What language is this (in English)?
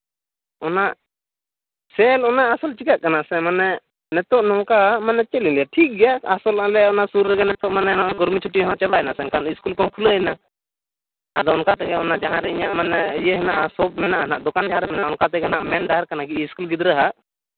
Santali